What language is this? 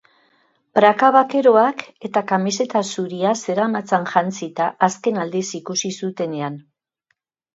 Basque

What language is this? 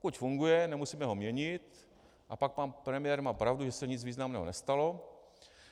Czech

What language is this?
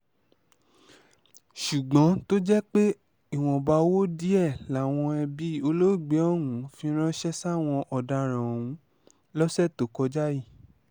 Yoruba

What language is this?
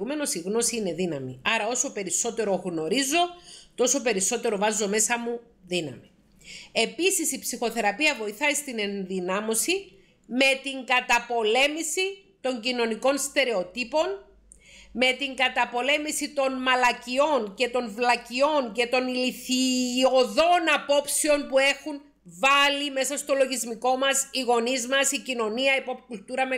Greek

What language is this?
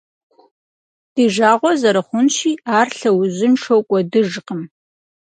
Kabardian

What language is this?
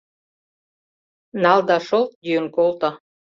Mari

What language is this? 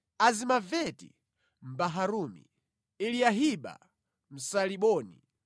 Nyanja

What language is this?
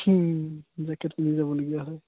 Assamese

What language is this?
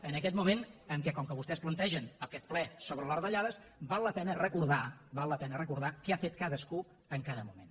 Catalan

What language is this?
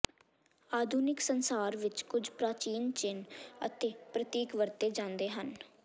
Punjabi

